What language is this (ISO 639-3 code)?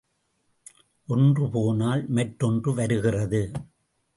tam